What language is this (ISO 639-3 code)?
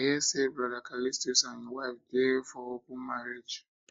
pcm